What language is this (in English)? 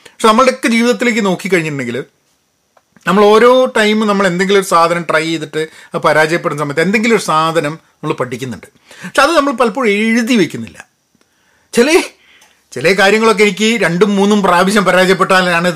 Malayalam